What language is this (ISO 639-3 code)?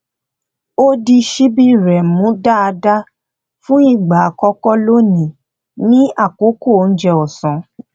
yor